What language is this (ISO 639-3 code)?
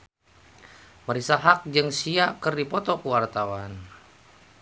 sun